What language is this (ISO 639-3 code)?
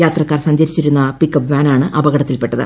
mal